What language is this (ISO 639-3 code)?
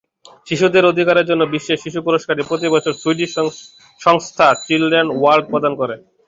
ben